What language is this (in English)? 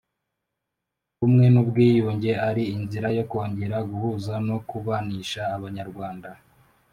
Kinyarwanda